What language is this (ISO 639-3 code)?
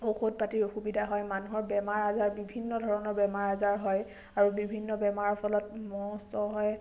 asm